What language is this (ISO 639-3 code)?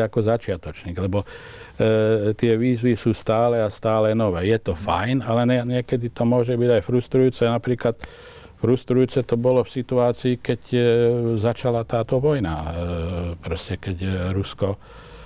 slk